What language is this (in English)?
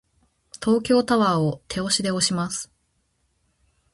Japanese